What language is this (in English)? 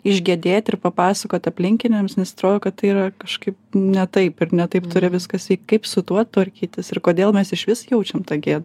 Lithuanian